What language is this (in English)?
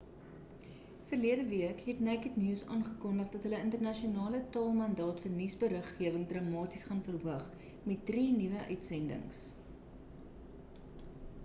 Afrikaans